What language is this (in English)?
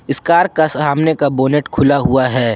Hindi